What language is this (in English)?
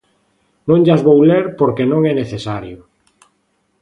Galician